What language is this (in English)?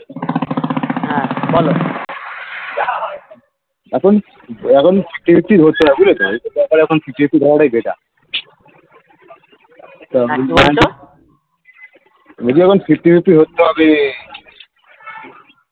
Bangla